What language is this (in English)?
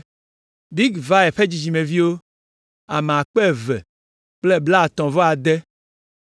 Ewe